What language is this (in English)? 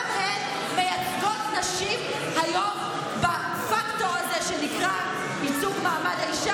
Hebrew